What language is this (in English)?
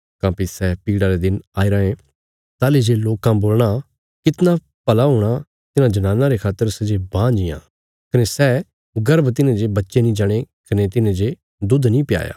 Bilaspuri